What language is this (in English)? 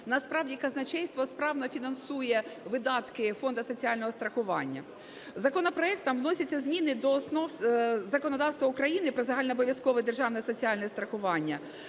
Ukrainian